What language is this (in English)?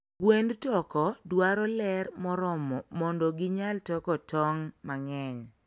Luo (Kenya and Tanzania)